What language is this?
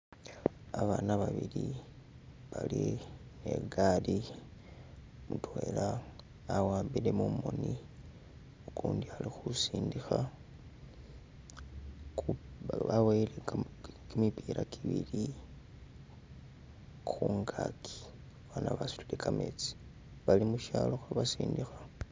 Masaaba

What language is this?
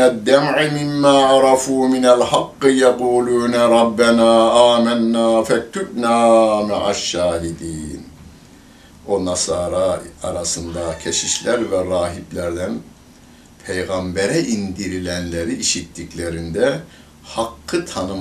Turkish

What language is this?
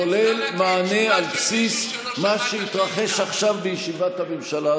Hebrew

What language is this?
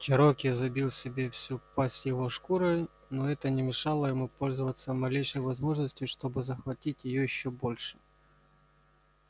Russian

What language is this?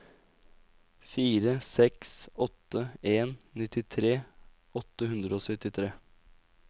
Norwegian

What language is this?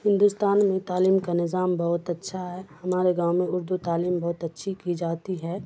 Urdu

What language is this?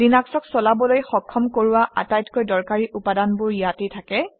Assamese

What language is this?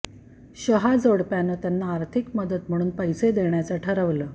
Marathi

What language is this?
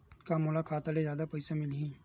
Chhattisgarhi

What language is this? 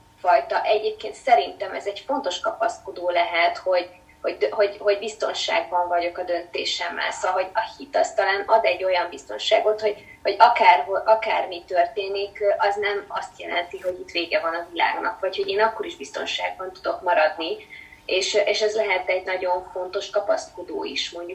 Hungarian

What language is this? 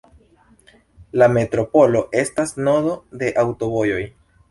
Esperanto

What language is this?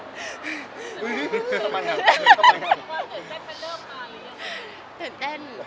Thai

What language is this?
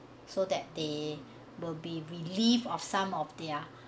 English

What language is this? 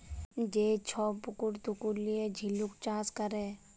Bangla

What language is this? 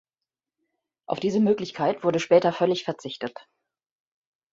German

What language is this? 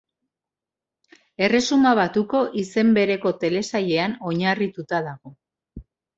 Basque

